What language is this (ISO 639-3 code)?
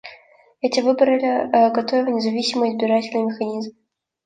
rus